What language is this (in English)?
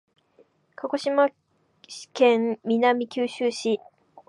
Japanese